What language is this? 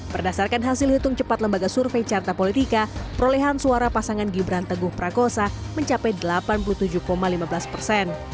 Indonesian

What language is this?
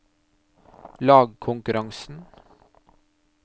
Norwegian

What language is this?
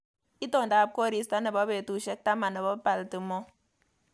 Kalenjin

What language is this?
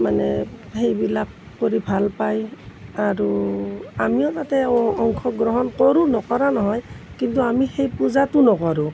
Assamese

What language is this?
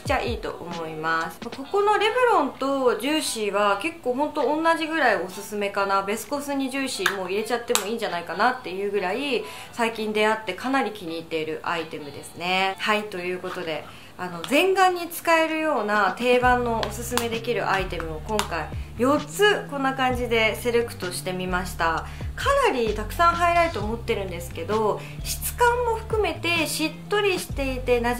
Japanese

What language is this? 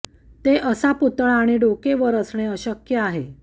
Marathi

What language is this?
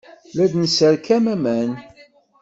Kabyle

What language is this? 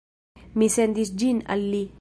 Esperanto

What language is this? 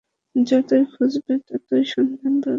Bangla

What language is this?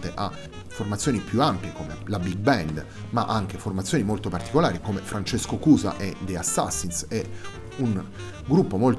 Italian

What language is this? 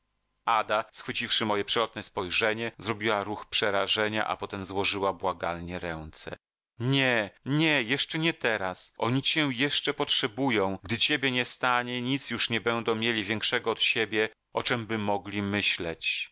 Polish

